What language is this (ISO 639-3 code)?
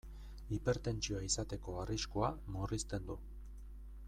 eus